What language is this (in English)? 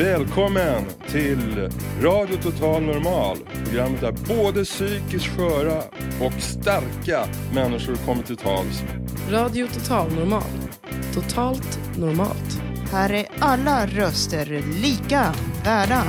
Swedish